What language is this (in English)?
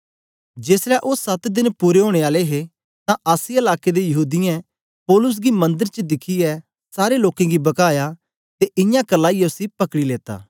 Dogri